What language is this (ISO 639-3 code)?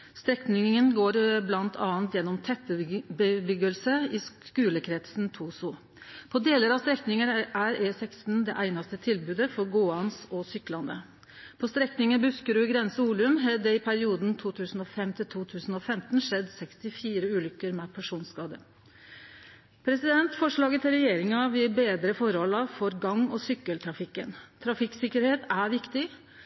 nno